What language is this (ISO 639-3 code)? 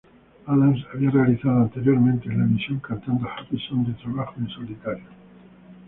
spa